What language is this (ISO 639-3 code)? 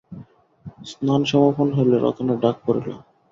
ben